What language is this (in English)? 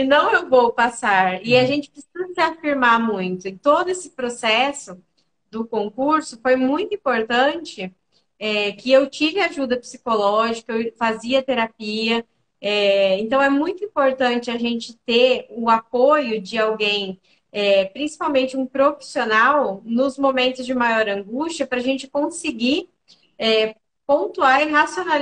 Portuguese